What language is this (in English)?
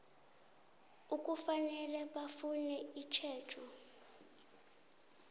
South Ndebele